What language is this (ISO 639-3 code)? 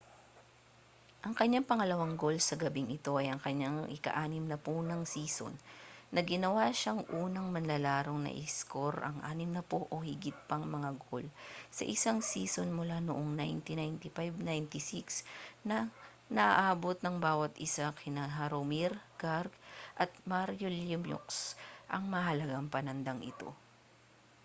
fil